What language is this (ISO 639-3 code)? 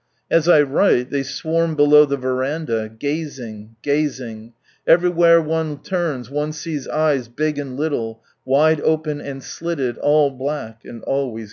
eng